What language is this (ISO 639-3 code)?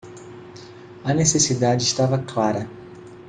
por